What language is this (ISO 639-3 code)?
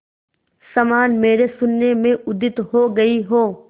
hin